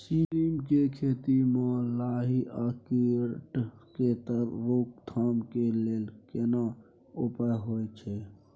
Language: Maithili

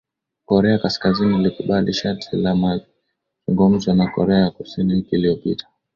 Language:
Swahili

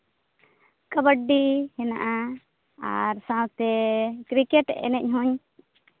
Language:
Santali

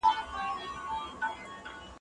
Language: Pashto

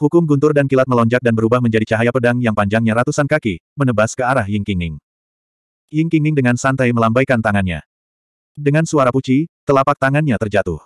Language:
Indonesian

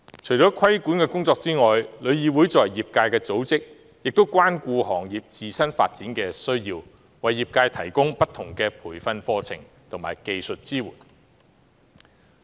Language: Cantonese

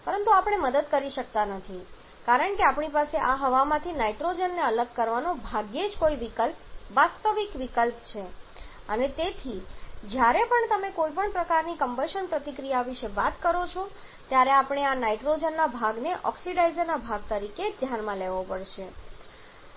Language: Gujarati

